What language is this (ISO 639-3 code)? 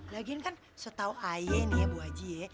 ind